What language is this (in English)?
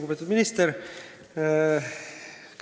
Estonian